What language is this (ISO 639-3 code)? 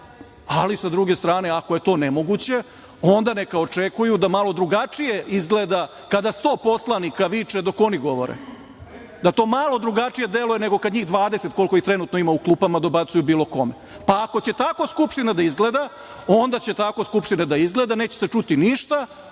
srp